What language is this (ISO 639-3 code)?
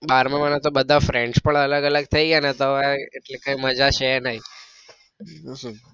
guj